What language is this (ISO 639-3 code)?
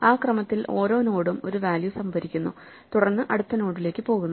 mal